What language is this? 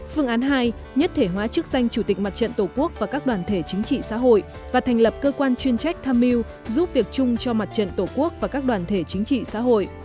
Vietnamese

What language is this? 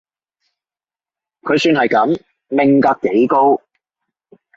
Cantonese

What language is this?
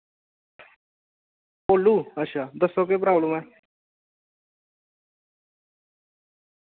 Dogri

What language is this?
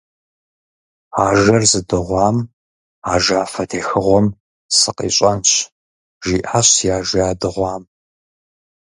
Kabardian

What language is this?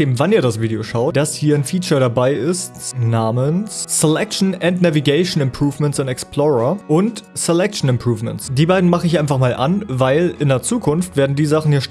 German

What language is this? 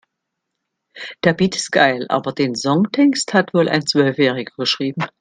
German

